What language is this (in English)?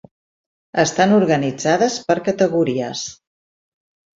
Catalan